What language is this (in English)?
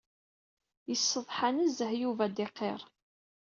Kabyle